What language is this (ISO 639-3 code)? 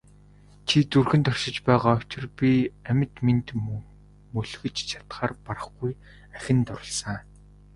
mon